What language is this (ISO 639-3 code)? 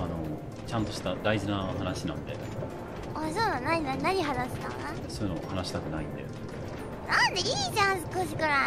jpn